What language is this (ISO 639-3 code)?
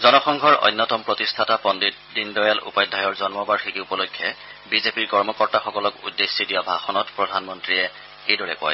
asm